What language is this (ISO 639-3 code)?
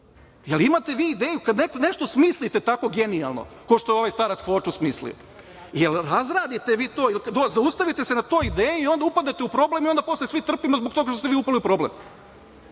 srp